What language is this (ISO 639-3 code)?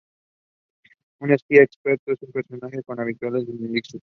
spa